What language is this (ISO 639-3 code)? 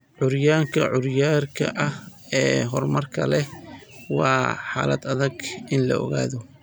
som